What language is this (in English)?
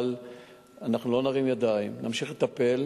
Hebrew